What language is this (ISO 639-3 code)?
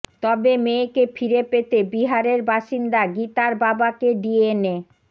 ben